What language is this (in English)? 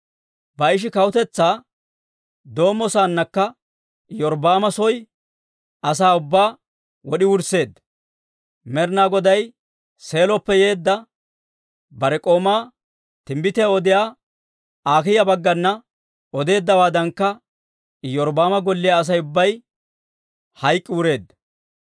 Dawro